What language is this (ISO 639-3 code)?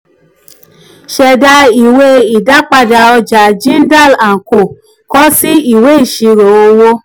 yor